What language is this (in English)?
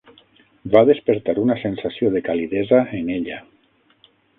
Catalan